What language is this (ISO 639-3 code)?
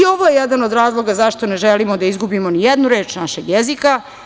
srp